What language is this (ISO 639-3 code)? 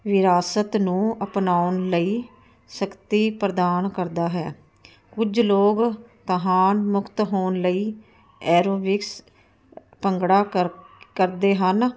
pan